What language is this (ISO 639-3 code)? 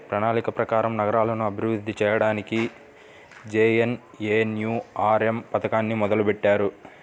tel